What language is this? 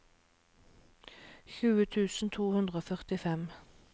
Norwegian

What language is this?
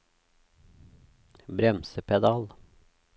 Norwegian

